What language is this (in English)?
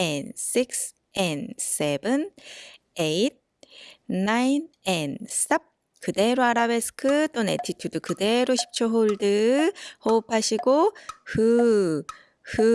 Korean